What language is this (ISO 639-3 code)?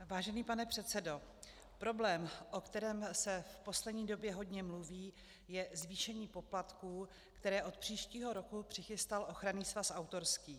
ces